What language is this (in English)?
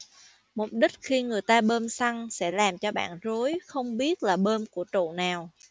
Vietnamese